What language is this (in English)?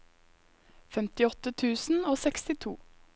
Norwegian